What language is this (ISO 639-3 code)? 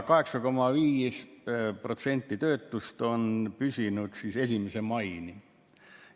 est